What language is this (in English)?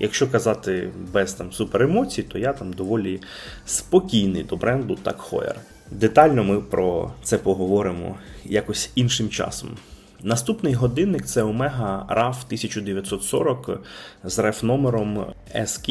Ukrainian